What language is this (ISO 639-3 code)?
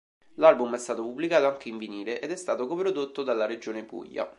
ita